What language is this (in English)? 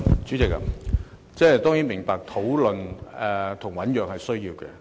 Cantonese